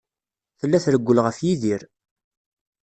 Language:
Kabyle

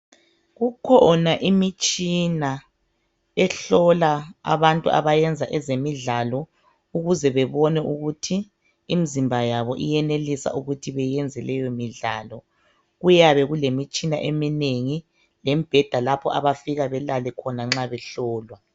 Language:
North Ndebele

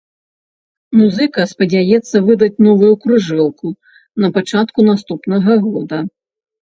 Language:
Belarusian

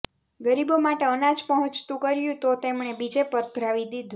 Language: Gujarati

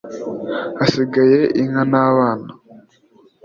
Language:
Kinyarwanda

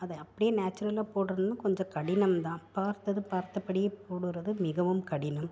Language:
Tamil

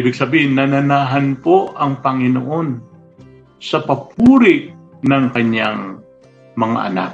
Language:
Filipino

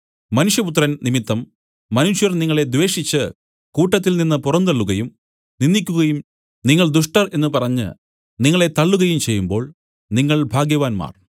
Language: Malayalam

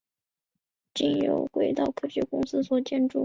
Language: Chinese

